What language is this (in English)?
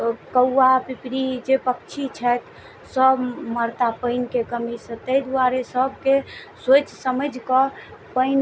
Maithili